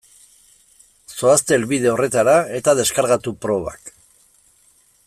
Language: Basque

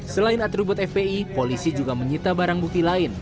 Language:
Indonesian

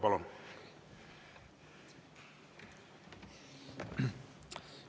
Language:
Estonian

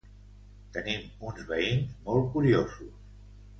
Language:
Catalan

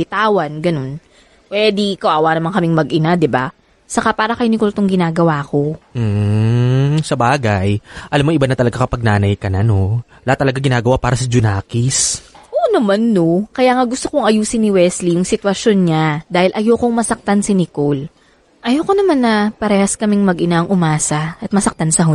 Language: Filipino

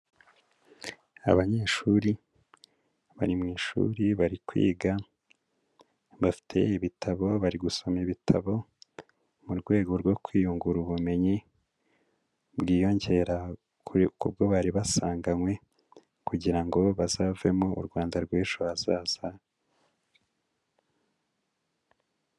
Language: Kinyarwanda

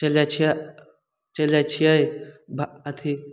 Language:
Maithili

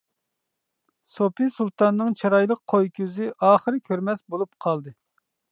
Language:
Uyghur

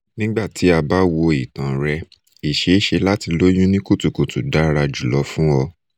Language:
Yoruba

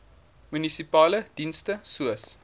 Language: Afrikaans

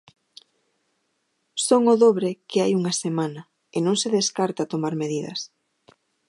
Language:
Galician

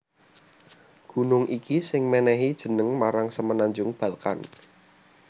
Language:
Javanese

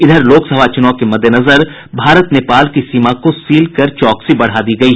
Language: Hindi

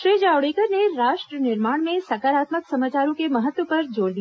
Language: Hindi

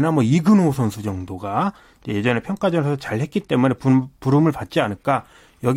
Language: Korean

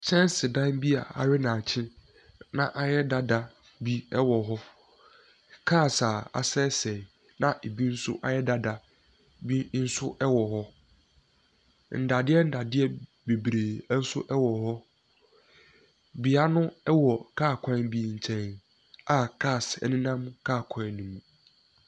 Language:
Akan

